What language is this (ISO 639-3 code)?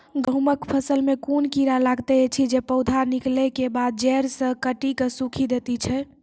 mai